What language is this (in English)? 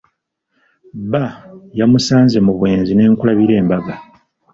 Ganda